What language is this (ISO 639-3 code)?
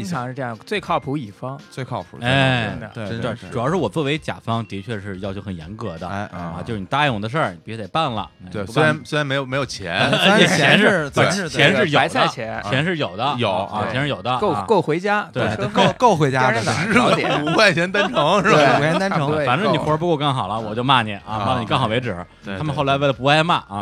zho